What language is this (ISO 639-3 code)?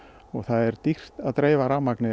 isl